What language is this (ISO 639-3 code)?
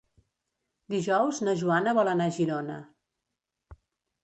cat